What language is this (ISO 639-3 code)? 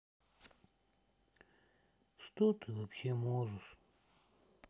rus